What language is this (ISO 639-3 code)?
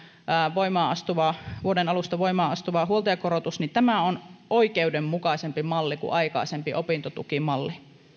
fin